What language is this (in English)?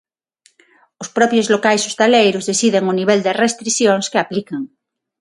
Galician